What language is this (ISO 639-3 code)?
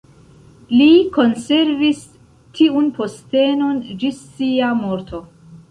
epo